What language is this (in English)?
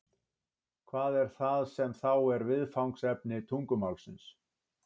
Icelandic